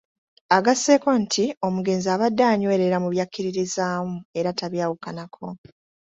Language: Ganda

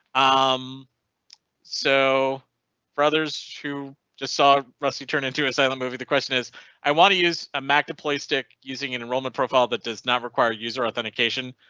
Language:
English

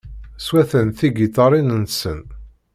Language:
Kabyle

